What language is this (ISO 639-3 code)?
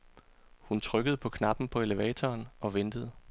dan